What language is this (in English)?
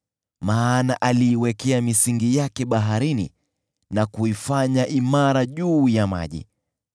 Swahili